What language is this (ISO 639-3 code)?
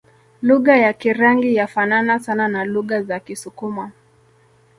swa